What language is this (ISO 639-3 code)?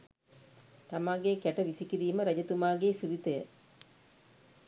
sin